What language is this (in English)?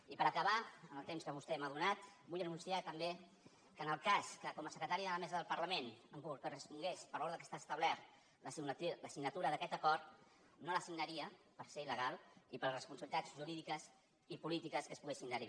Catalan